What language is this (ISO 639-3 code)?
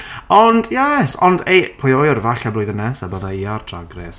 cym